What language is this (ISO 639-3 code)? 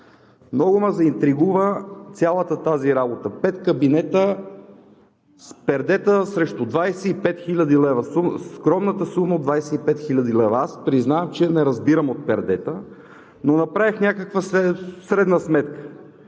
bul